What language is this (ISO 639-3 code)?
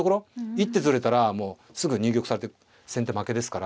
jpn